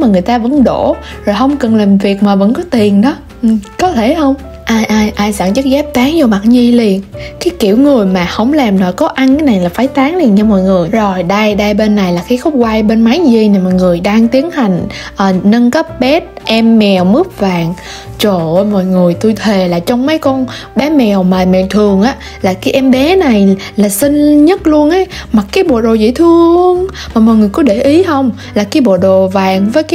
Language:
Vietnamese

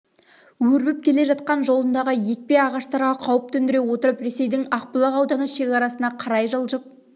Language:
Kazakh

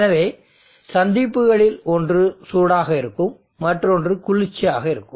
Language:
Tamil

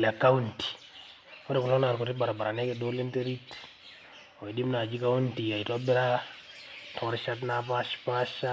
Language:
Masai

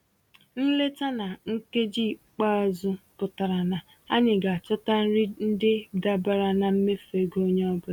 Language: Igbo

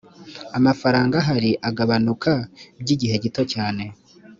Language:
Kinyarwanda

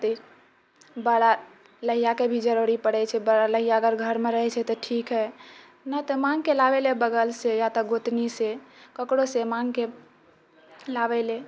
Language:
Maithili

